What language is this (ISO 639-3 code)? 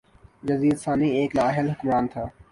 urd